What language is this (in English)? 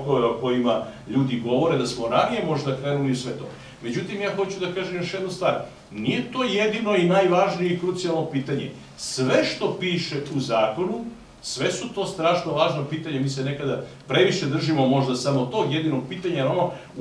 Bulgarian